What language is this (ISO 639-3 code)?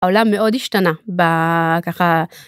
heb